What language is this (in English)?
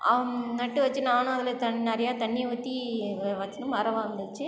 Tamil